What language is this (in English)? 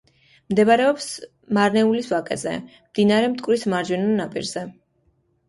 Georgian